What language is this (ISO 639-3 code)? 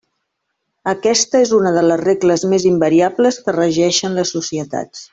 cat